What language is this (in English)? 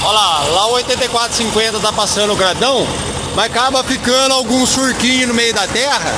Portuguese